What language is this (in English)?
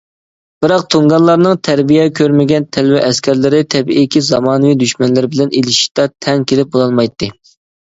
Uyghur